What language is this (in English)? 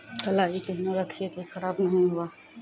Maithili